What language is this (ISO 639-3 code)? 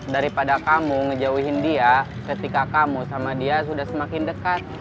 ind